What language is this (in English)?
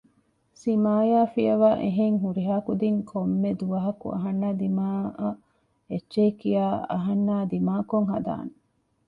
Divehi